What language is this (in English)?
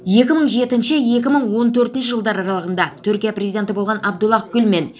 Kazakh